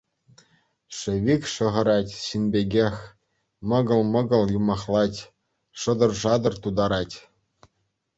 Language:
Chuvash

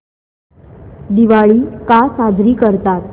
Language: Marathi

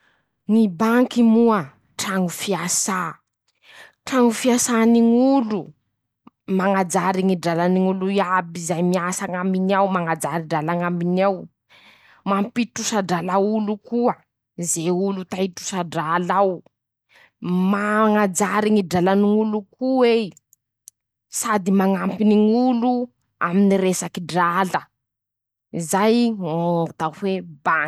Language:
Masikoro Malagasy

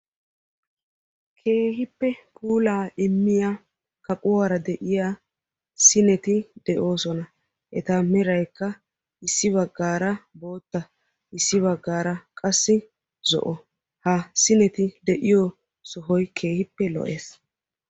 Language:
Wolaytta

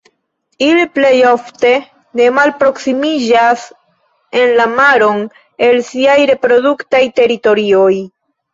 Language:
Esperanto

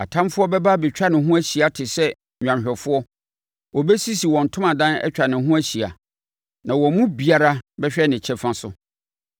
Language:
Akan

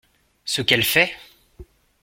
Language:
French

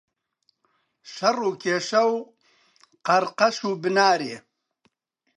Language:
Central Kurdish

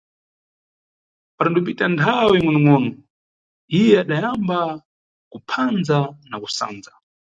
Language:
Nyungwe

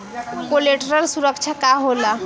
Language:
Bhojpuri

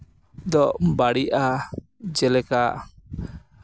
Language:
Santali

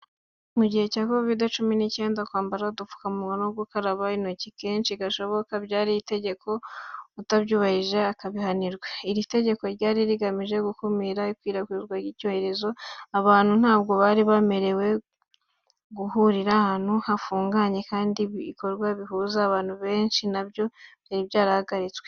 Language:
Kinyarwanda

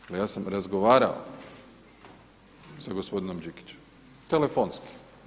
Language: Croatian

